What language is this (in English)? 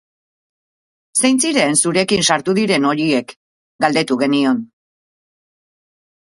Basque